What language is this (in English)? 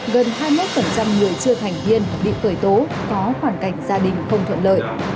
Vietnamese